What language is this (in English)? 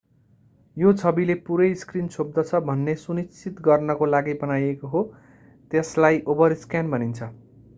Nepali